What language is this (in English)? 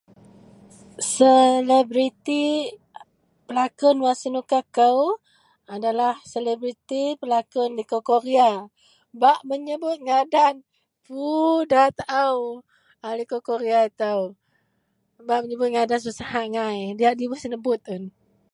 Central Melanau